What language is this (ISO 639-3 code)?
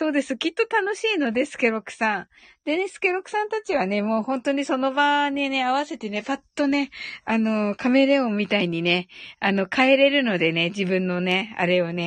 jpn